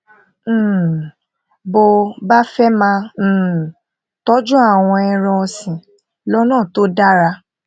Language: Yoruba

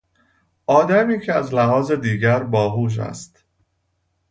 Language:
Persian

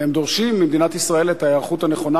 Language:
Hebrew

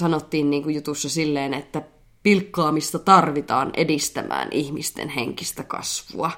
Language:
Finnish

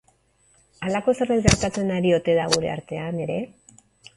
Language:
Basque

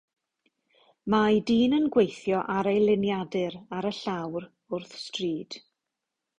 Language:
Welsh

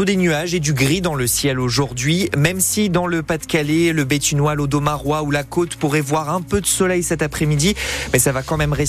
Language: French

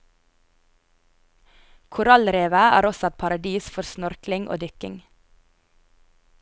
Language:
Norwegian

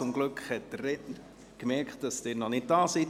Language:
Swiss German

